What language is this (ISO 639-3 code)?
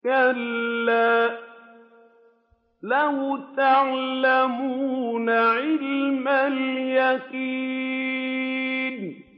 ara